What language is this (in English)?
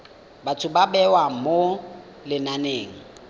Tswana